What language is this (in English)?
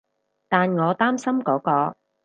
Cantonese